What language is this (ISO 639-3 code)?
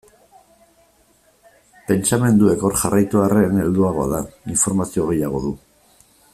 eus